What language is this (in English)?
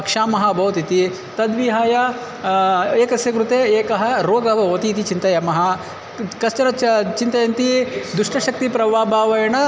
Sanskrit